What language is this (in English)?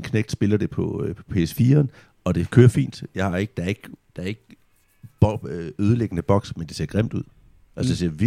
Danish